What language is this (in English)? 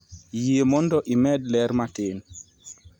Luo (Kenya and Tanzania)